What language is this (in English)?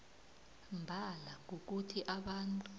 South Ndebele